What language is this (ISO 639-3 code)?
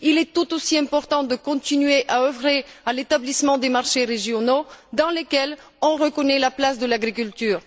fra